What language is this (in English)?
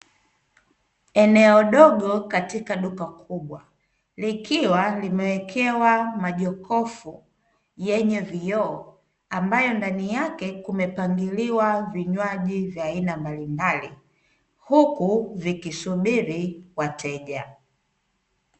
Swahili